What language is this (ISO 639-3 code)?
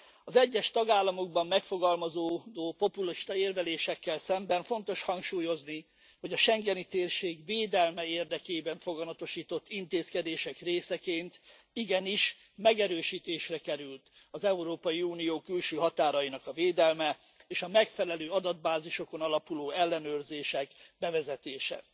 hun